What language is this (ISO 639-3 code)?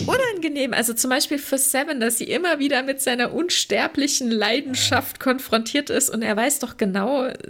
deu